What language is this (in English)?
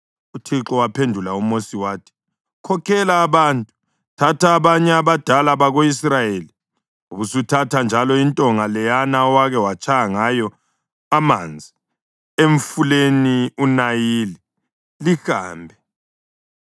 North Ndebele